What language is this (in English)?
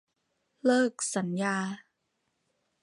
Thai